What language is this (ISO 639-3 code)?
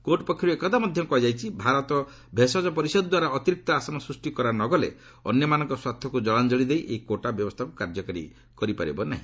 ori